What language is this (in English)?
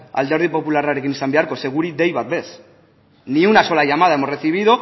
Basque